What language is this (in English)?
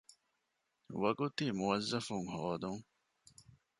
Divehi